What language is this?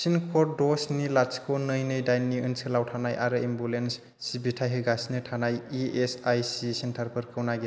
Bodo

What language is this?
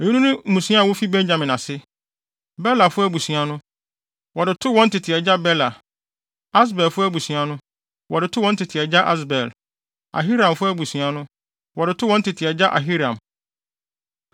Akan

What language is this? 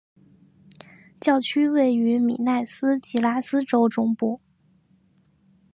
Chinese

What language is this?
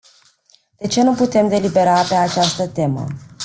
Romanian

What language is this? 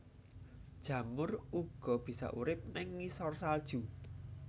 Javanese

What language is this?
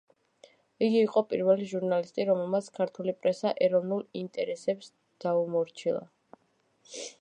Georgian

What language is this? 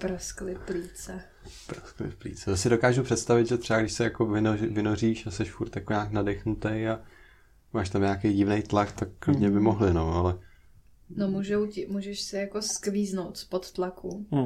Czech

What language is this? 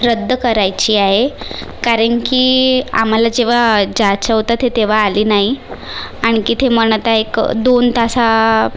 Marathi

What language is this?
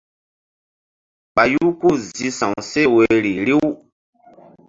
Mbum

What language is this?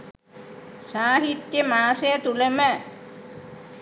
Sinhala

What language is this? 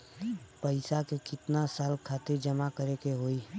Bhojpuri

